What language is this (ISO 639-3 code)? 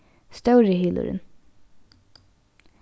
fao